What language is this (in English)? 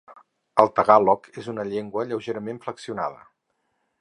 Catalan